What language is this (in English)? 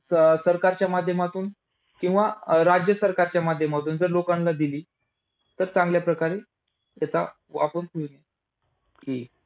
Marathi